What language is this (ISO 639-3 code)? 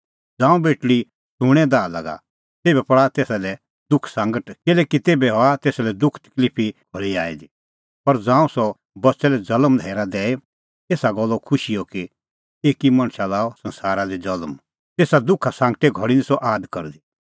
kfx